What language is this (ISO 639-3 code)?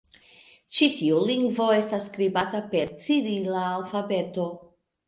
epo